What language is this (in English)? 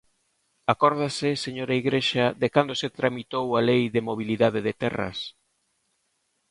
Galician